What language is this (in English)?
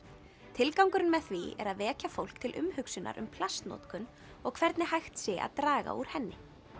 Icelandic